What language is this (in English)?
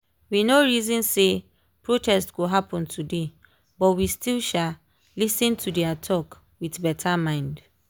Nigerian Pidgin